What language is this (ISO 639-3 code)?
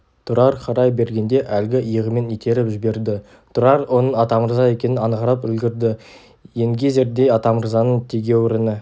kaz